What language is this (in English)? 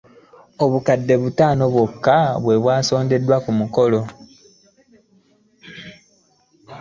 Ganda